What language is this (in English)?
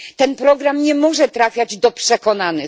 Polish